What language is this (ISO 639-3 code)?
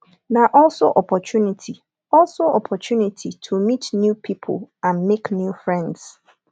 pcm